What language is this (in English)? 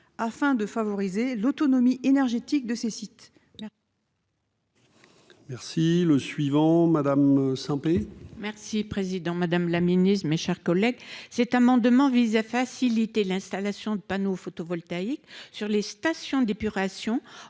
French